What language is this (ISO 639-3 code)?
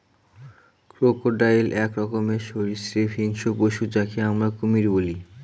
ben